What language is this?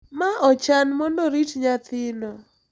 Luo (Kenya and Tanzania)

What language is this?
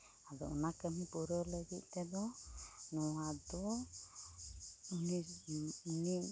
Santali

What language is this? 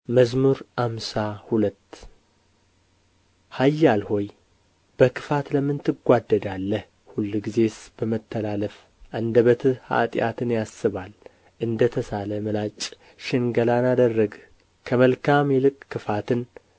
Amharic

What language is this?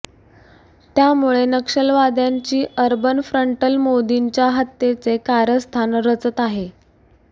Marathi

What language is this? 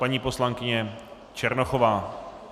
Czech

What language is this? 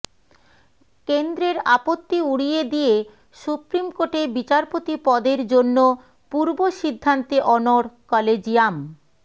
Bangla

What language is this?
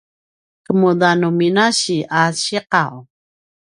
Paiwan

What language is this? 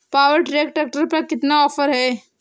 Hindi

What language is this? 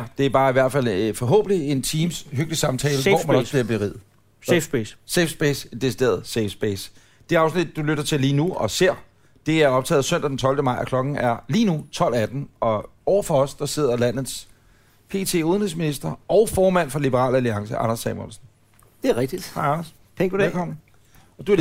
Danish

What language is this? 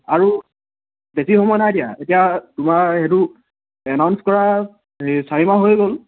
Assamese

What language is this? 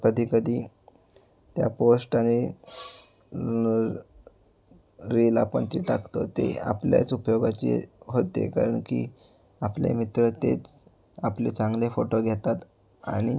Marathi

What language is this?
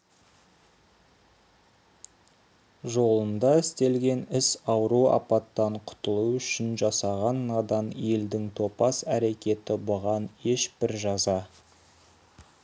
Kazakh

